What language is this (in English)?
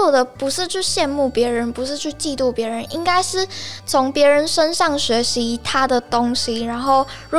Chinese